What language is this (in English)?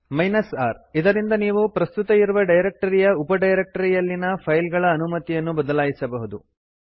Kannada